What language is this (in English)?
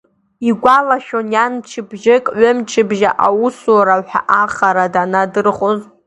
Abkhazian